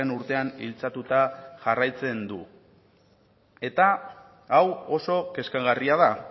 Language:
Basque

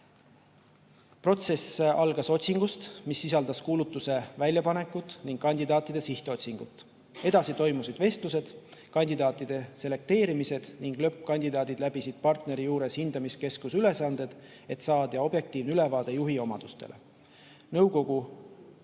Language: Estonian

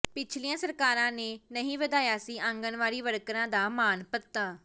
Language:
Punjabi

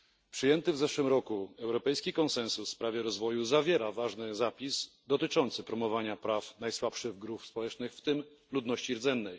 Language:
Polish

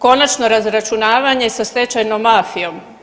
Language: Croatian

